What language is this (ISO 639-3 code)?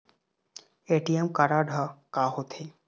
hne